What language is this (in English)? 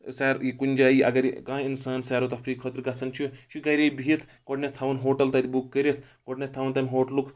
Kashmiri